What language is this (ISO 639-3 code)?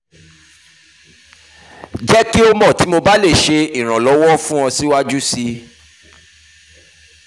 yor